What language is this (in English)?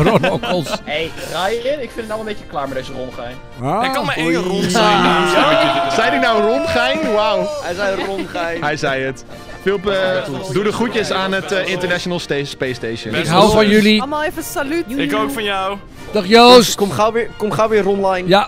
Dutch